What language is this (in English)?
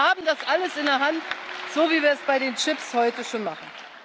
German